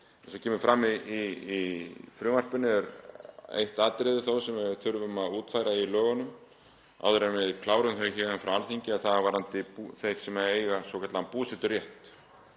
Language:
Icelandic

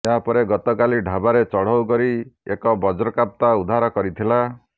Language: Odia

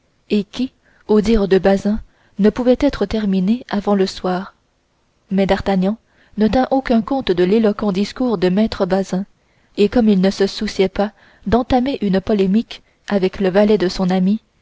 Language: French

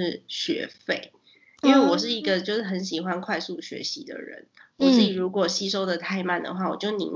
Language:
Chinese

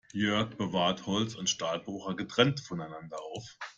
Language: German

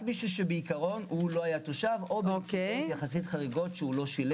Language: Hebrew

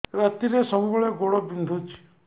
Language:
Odia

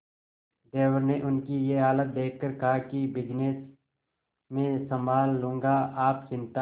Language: Hindi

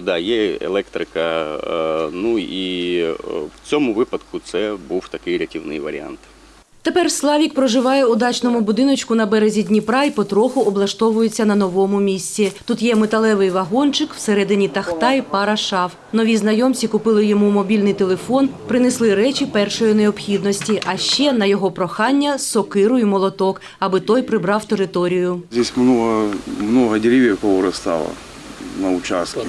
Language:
Ukrainian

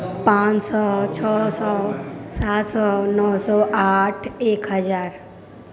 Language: Maithili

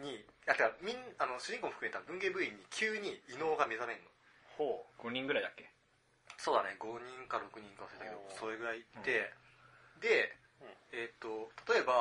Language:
Japanese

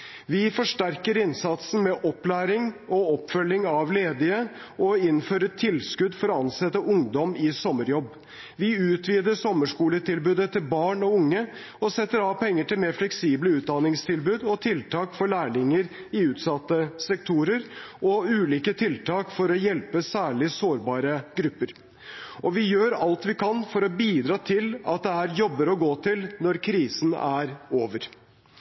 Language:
Norwegian Bokmål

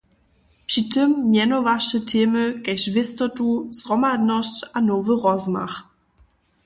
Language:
Upper Sorbian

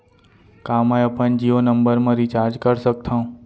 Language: Chhattisgarhi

